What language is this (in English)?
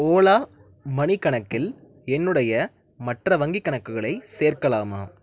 Tamil